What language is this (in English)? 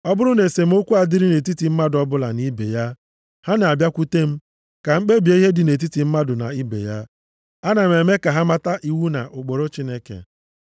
Igbo